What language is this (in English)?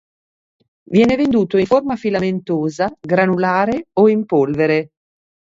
Italian